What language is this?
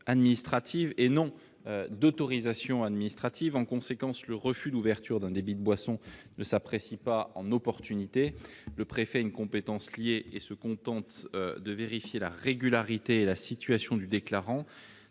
French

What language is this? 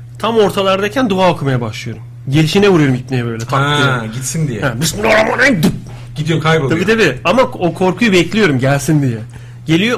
Turkish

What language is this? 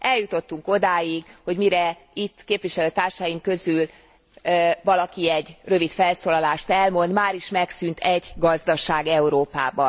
Hungarian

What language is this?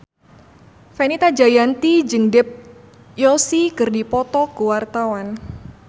Sundanese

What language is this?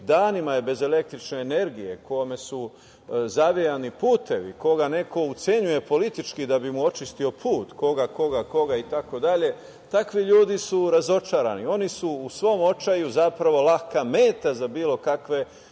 Serbian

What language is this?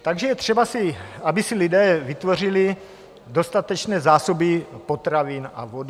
Czech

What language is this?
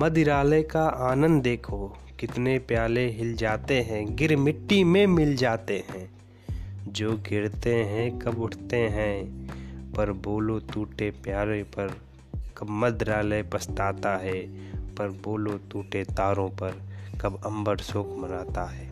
Hindi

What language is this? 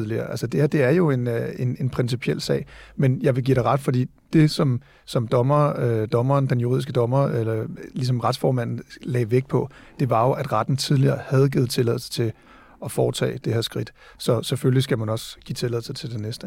Danish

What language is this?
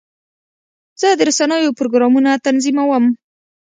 Pashto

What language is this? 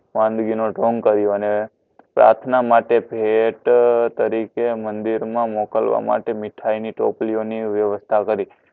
Gujarati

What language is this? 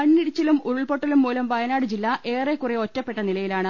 Malayalam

